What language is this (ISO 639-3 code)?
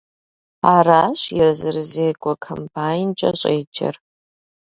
kbd